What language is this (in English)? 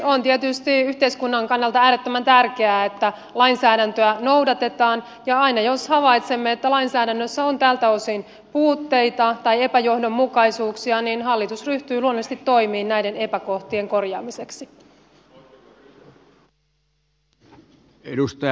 Finnish